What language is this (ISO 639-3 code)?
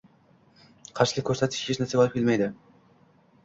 uzb